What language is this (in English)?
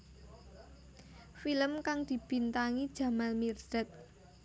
Javanese